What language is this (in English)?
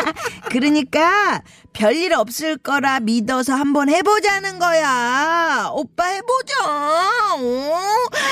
Korean